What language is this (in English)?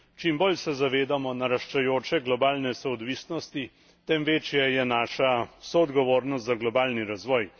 Slovenian